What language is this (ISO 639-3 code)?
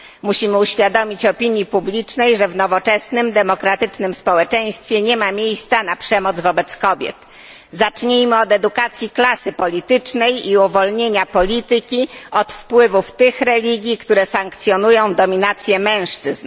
pol